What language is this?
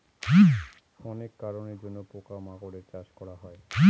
Bangla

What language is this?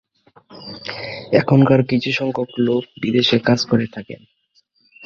Bangla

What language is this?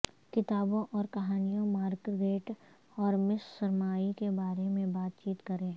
Urdu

